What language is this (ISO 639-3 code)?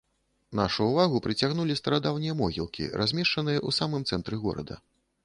bel